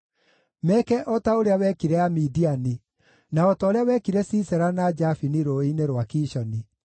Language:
Kikuyu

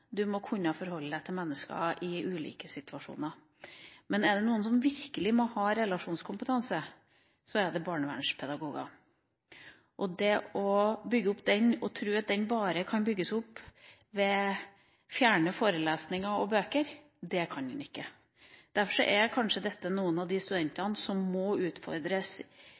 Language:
Norwegian Bokmål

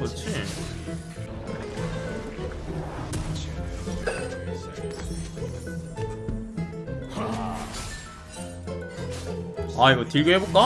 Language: Korean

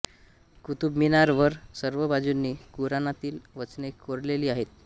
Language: Marathi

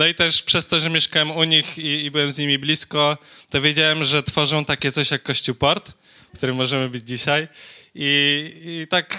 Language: Polish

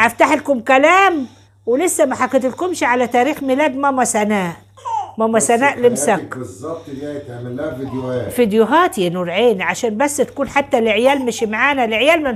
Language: Arabic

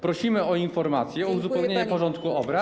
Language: Polish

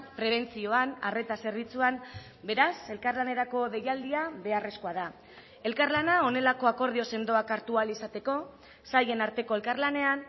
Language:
Basque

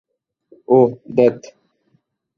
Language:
Bangla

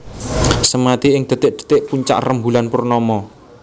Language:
Javanese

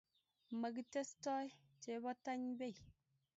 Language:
Kalenjin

